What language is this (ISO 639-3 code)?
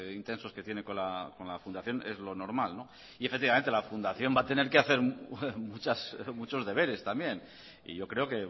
spa